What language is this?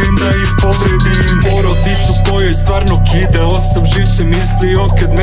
Romanian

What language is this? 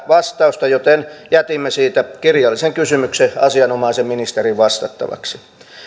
Finnish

